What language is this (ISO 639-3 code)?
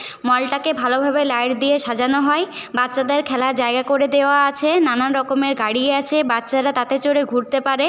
ben